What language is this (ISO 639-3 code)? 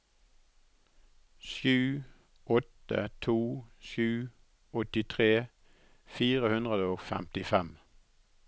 nor